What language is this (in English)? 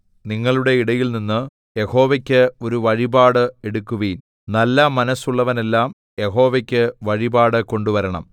Malayalam